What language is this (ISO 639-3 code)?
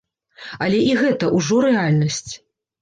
bel